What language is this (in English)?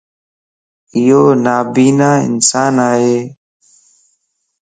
Lasi